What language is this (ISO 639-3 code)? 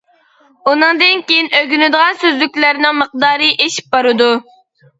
uig